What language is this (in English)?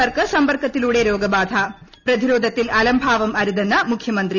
Malayalam